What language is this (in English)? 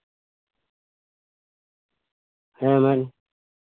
Santali